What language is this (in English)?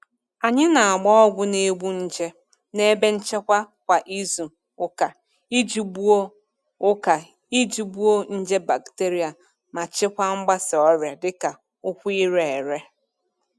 Igbo